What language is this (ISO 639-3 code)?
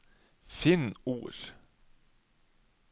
nor